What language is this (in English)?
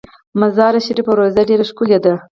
Pashto